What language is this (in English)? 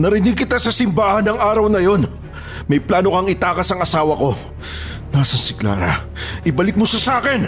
Filipino